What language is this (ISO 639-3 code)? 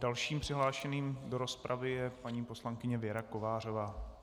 ces